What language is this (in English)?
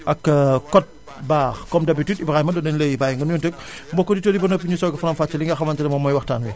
Wolof